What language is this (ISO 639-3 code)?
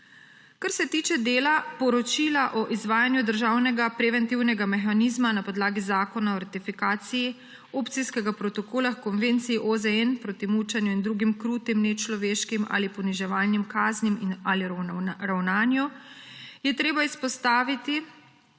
slv